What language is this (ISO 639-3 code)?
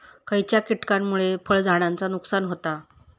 mar